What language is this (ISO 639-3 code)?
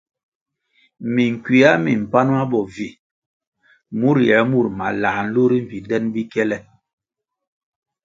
nmg